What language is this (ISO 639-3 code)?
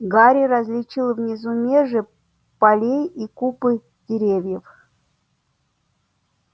rus